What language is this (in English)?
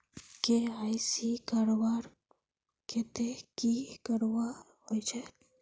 Magahi